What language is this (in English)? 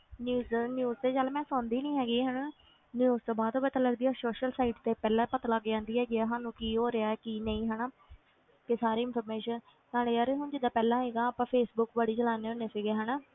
Punjabi